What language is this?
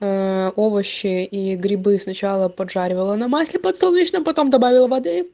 Russian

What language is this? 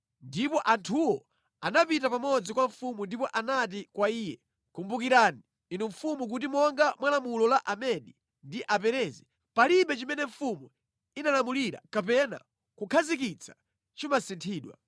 Nyanja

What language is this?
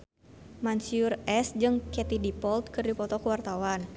Sundanese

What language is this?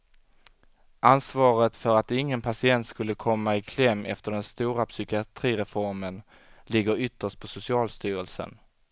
Swedish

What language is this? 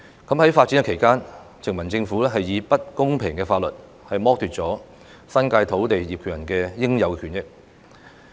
Cantonese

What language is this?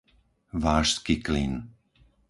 Slovak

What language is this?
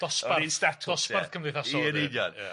Welsh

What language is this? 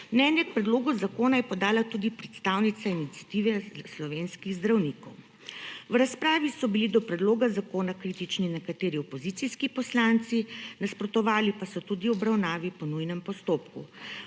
Slovenian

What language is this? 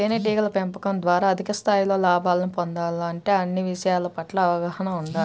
Telugu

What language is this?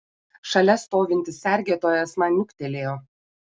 Lithuanian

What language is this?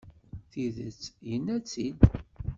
Kabyle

